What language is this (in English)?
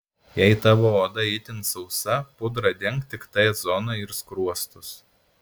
Lithuanian